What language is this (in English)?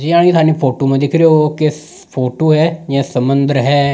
Rajasthani